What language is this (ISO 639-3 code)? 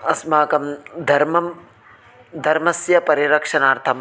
san